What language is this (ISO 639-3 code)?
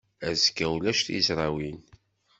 kab